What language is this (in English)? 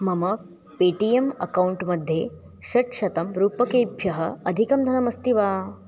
Sanskrit